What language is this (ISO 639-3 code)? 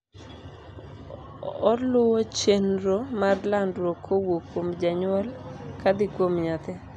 luo